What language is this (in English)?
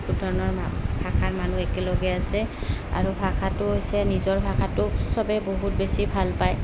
Assamese